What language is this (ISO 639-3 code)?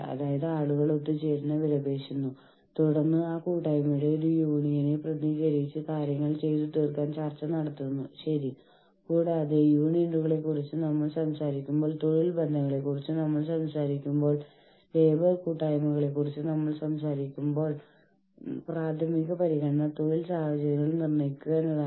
mal